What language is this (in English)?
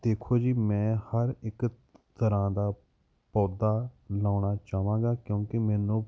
Punjabi